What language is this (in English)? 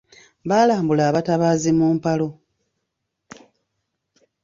Ganda